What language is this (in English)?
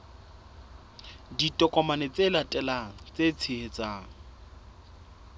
Southern Sotho